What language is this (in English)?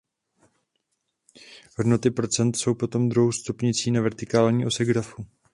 Czech